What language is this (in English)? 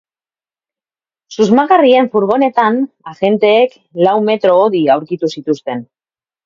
Basque